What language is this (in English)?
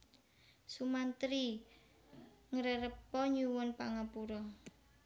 Javanese